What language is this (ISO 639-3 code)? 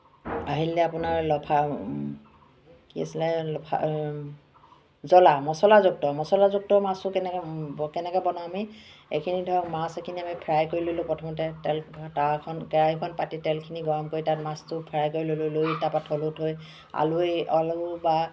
asm